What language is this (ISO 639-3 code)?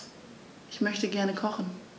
deu